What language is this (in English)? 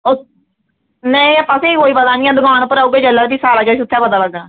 Dogri